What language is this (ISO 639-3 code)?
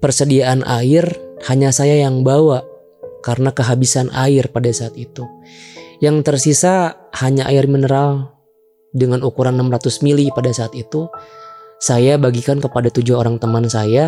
ind